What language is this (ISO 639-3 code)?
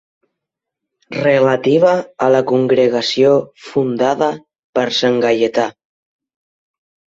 cat